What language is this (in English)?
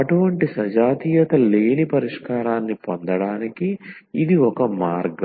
Telugu